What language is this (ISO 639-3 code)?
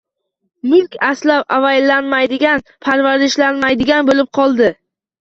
uzb